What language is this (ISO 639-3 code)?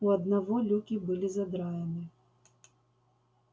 rus